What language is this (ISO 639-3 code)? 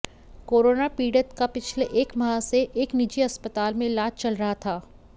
hin